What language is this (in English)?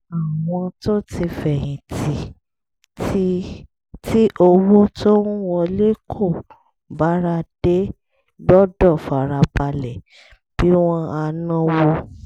Yoruba